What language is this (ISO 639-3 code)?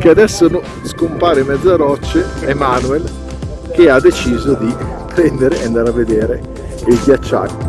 ita